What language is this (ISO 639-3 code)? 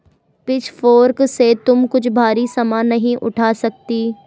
hin